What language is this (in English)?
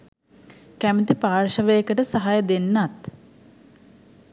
Sinhala